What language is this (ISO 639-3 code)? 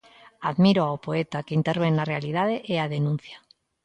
glg